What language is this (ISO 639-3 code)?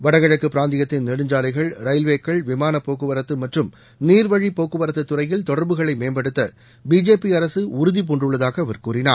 tam